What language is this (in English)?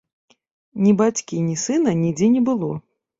Belarusian